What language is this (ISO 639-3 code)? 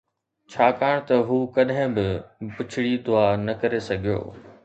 snd